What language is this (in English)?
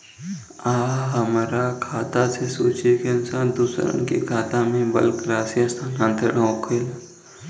Bhojpuri